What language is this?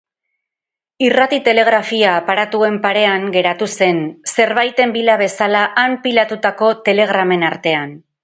Basque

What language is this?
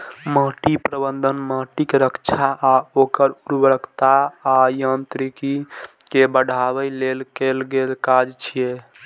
Maithili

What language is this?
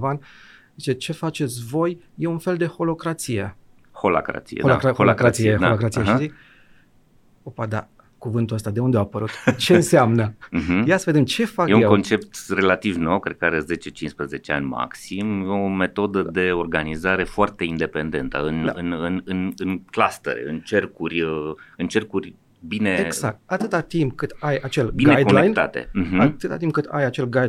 Romanian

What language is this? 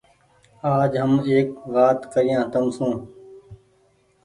Goaria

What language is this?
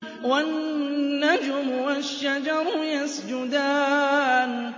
Arabic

